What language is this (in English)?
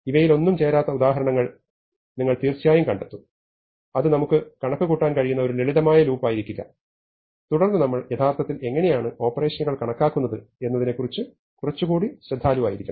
Malayalam